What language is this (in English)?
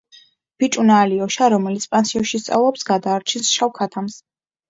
Georgian